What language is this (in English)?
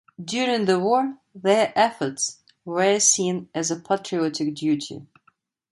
English